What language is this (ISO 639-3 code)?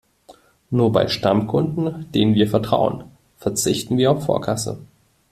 deu